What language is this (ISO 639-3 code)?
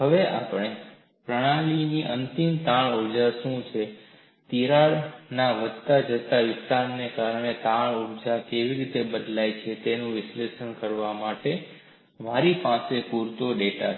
guj